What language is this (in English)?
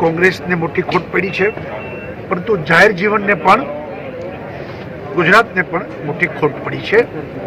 Hindi